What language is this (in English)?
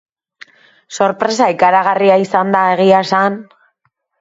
Basque